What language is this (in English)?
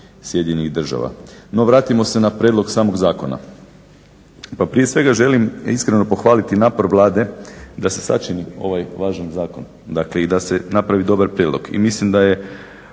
Croatian